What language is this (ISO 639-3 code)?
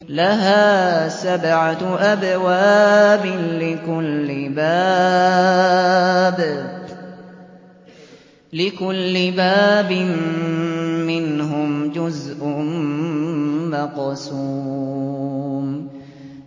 ara